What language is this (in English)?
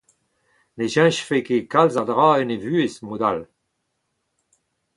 Breton